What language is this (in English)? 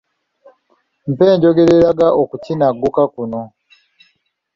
Ganda